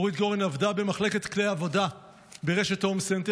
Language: Hebrew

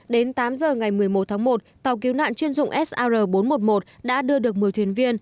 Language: Vietnamese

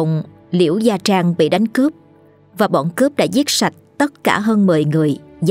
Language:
Vietnamese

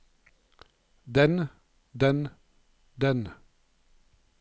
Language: Norwegian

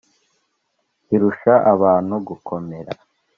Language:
Kinyarwanda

